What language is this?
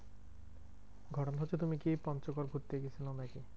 Bangla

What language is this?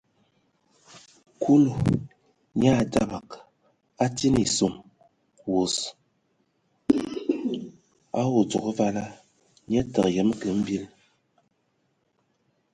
Ewondo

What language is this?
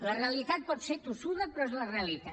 Catalan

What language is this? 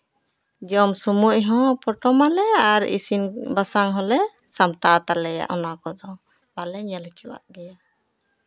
Santali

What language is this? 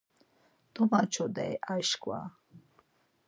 Laz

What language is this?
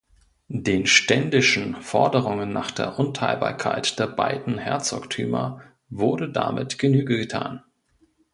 German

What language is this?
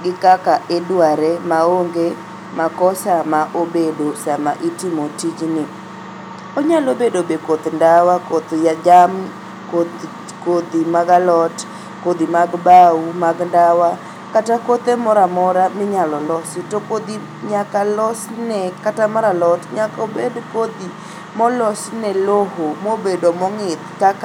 Luo (Kenya and Tanzania)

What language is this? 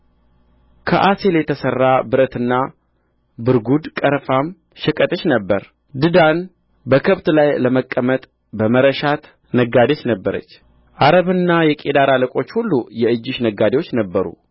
Amharic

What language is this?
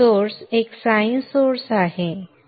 Marathi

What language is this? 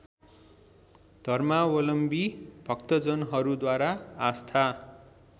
Nepali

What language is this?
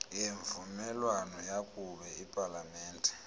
Xhosa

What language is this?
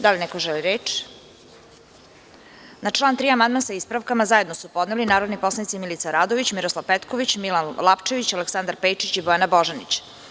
Serbian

